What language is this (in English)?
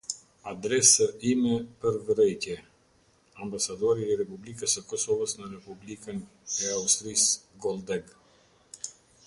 Albanian